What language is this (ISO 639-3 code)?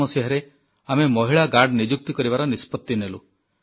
ori